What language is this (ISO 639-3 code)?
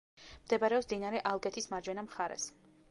kat